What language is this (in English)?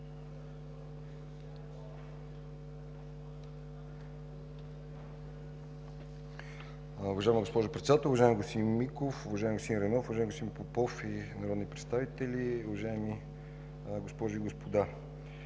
Bulgarian